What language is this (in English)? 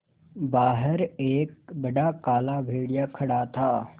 Hindi